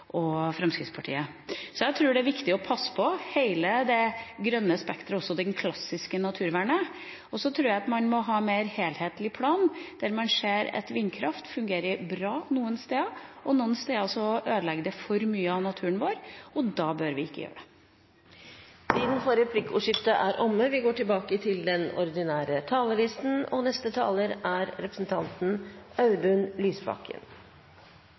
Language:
Norwegian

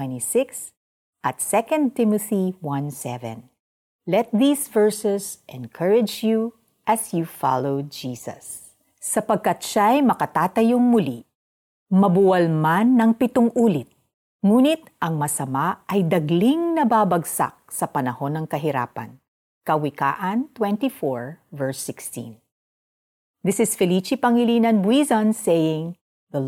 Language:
Filipino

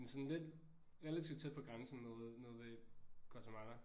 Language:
Danish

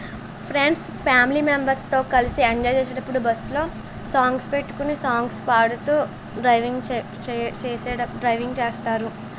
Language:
Telugu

